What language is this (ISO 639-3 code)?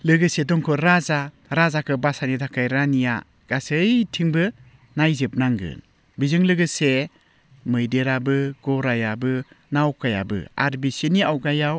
brx